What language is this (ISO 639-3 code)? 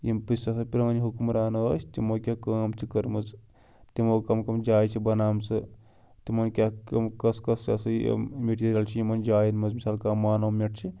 kas